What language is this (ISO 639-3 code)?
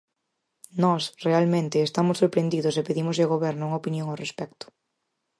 glg